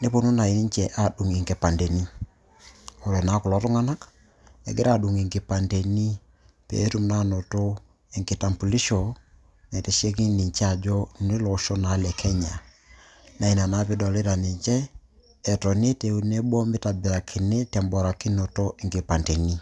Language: Masai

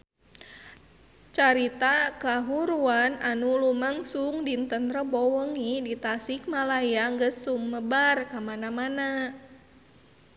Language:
Sundanese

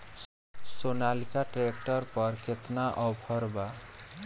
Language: Bhojpuri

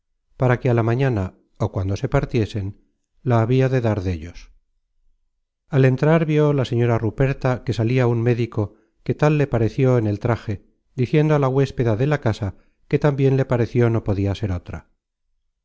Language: Spanish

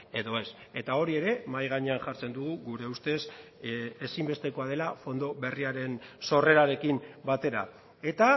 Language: Basque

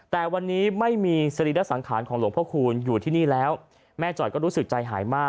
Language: Thai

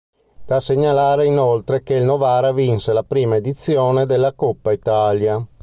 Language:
Italian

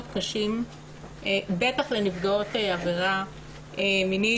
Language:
Hebrew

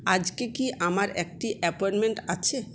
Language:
Bangla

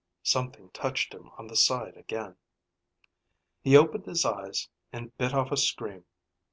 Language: English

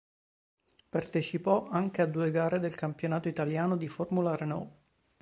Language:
Italian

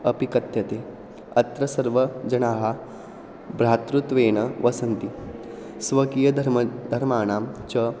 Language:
Sanskrit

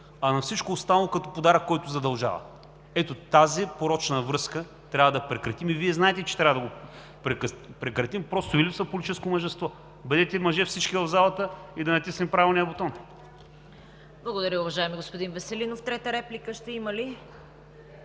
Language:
Bulgarian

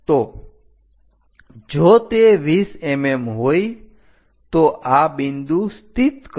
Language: Gujarati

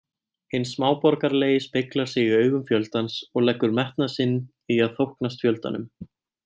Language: Icelandic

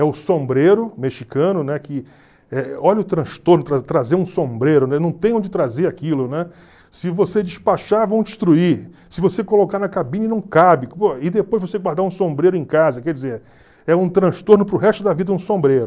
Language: Portuguese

